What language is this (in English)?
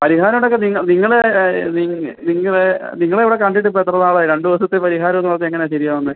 Malayalam